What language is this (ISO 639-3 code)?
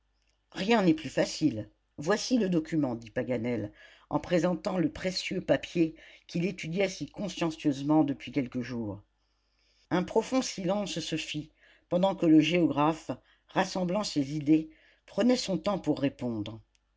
fra